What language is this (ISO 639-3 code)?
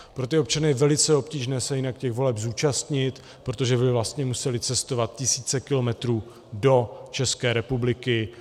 ces